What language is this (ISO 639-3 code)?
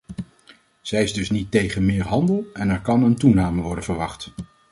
nld